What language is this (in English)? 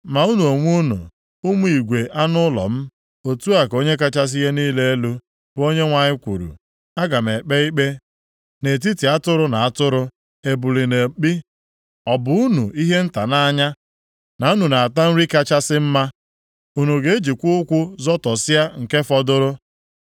Igbo